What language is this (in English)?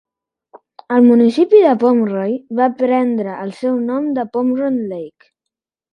Catalan